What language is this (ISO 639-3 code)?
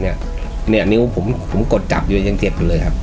tha